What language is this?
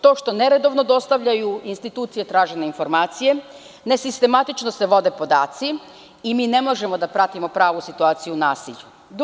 Serbian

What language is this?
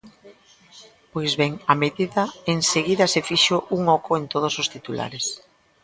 Galician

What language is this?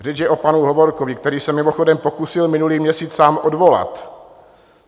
Czech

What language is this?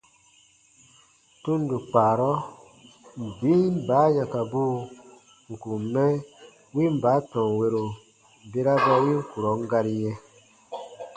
Baatonum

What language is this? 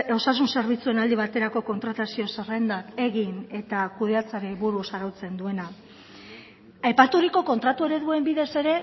Basque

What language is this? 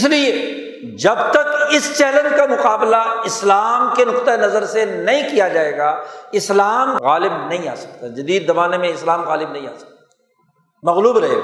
Urdu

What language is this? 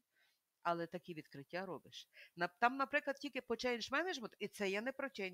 Ukrainian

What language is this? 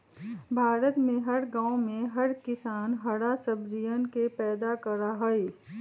Magahi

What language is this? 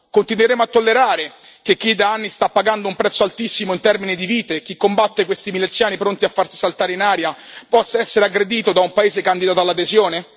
Italian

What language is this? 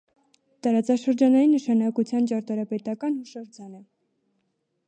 Armenian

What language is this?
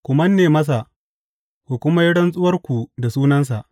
Hausa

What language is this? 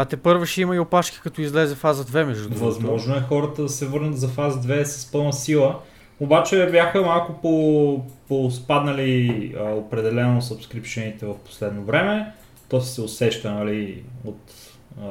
Bulgarian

